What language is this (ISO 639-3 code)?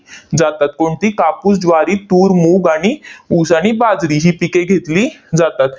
mar